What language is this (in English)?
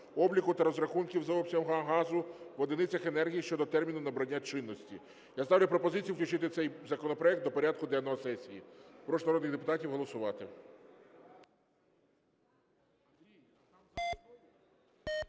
Ukrainian